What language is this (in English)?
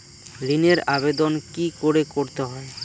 Bangla